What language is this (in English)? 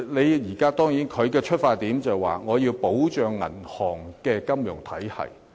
Cantonese